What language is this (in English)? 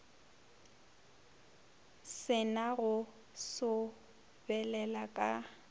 Northern Sotho